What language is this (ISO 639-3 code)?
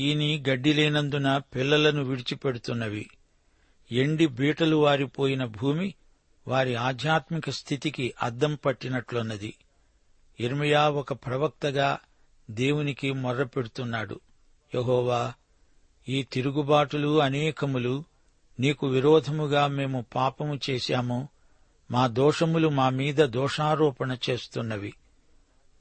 tel